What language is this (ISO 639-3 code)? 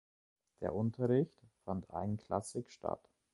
deu